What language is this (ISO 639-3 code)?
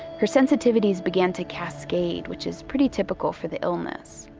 eng